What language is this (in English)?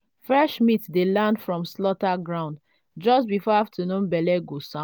Nigerian Pidgin